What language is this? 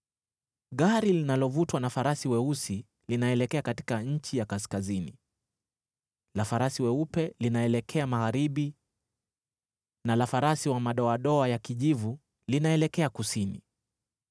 Swahili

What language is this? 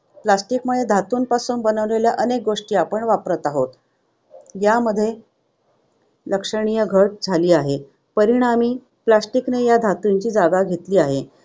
Marathi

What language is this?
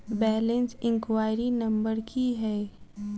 Maithili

